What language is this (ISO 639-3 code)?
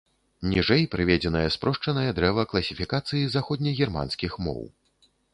bel